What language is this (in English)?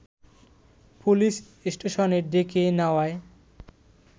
Bangla